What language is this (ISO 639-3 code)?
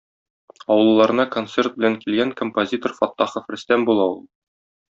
tat